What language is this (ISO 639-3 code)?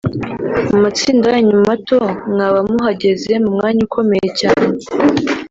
kin